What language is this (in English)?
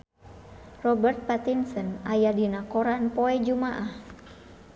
Sundanese